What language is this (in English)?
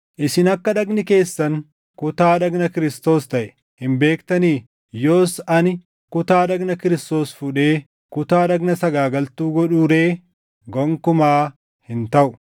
Oromo